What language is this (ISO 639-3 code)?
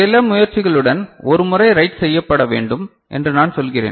tam